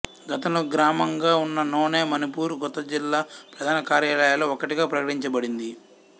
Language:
Telugu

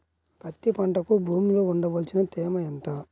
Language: Telugu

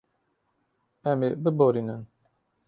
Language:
Kurdish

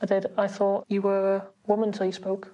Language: Welsh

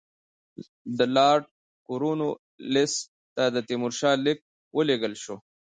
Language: Pashto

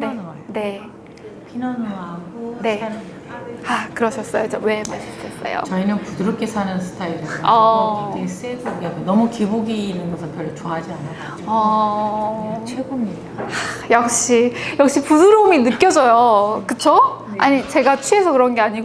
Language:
Korean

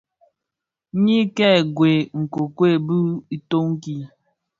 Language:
Bafia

